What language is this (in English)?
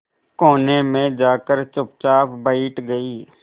Hindi